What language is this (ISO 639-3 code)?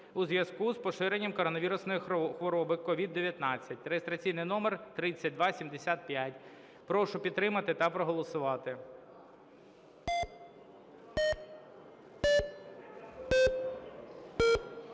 ukr